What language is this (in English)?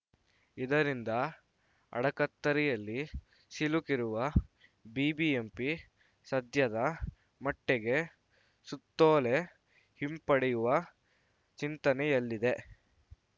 Kannada